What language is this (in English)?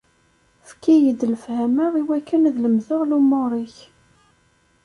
Kabyle